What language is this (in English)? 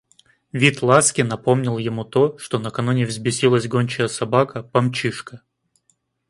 Russian